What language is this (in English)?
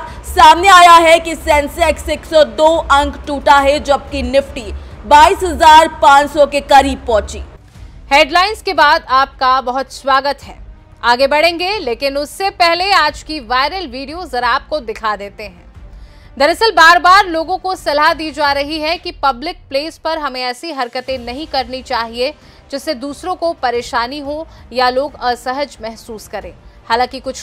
Hindi